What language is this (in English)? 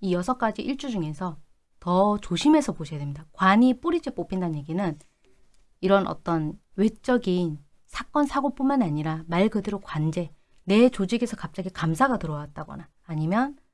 Korean